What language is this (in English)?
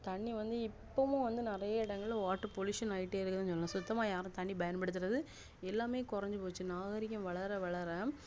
Tamil